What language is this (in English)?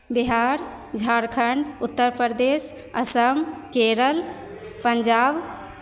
Maithili